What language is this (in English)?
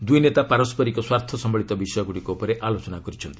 Odia